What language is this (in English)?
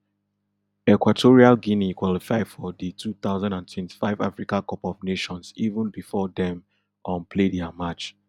Nigerian Pidgin